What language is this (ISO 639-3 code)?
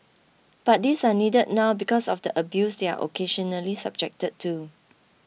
eng